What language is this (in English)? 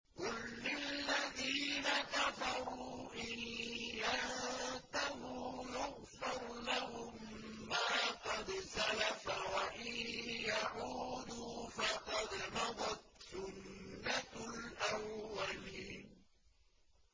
Arabic